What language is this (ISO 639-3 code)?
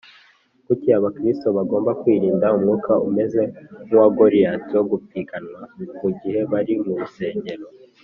kin